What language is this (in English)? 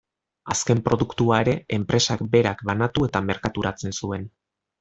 Basque